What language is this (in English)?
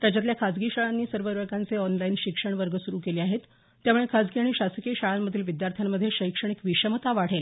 Marathi